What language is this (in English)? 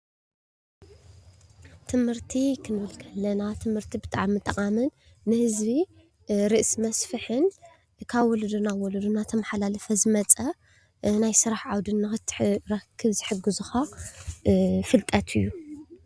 Tigrinya